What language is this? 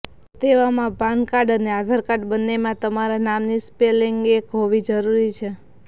Gujarati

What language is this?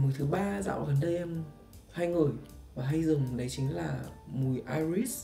Vietnamese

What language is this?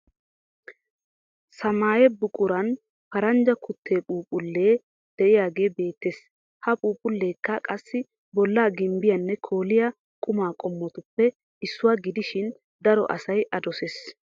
Wolaytta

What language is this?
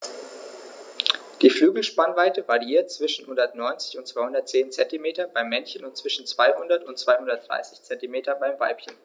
German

